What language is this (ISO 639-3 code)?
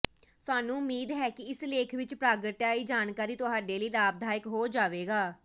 pan